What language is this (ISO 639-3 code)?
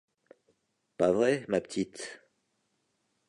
fra